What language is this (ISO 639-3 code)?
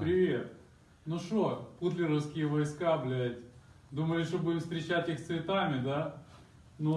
rus